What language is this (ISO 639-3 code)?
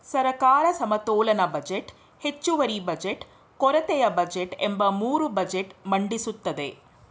kan